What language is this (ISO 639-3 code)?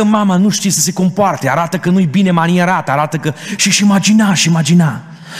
ron